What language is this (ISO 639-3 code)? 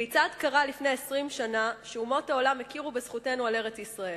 heb